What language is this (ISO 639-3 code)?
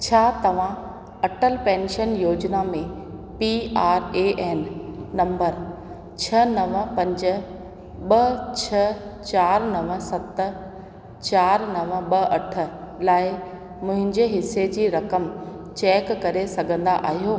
snd